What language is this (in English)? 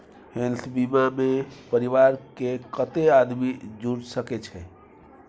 Maithili